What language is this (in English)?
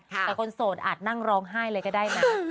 Thai